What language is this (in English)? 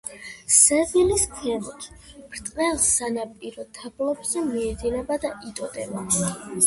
Georgian